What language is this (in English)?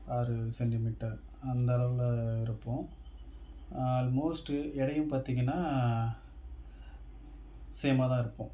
Tamil